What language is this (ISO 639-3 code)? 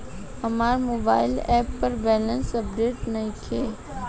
bho